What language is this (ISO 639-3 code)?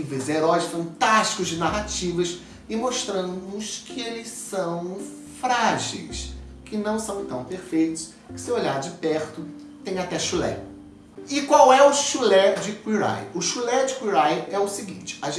por